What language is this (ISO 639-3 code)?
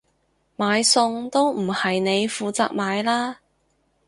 yue